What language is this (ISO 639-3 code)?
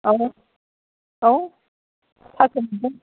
brx